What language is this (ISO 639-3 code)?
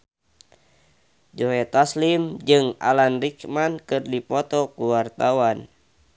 sun